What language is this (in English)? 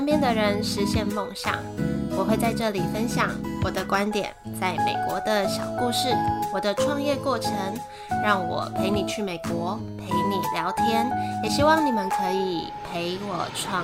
Chinese